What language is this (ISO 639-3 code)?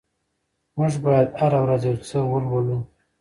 pus